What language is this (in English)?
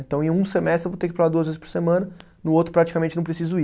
Portuguese